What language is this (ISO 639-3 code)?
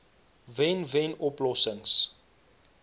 afr